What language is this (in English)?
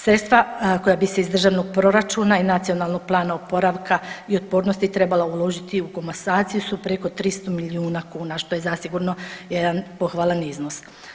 Croatian